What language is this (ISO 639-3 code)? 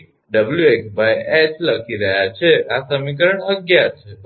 guj